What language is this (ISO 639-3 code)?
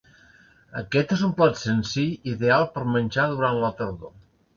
cat